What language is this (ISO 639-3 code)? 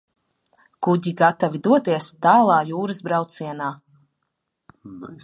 lav